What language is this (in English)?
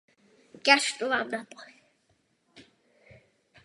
Czech